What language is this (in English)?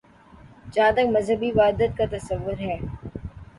Urdu